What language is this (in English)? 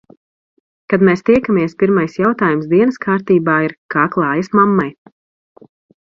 Latvian